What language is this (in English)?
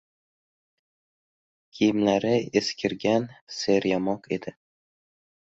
Uzbek